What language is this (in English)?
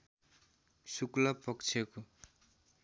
Nepali